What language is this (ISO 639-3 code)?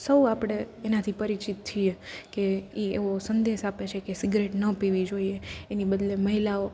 guj